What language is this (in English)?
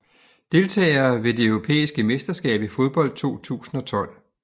Danish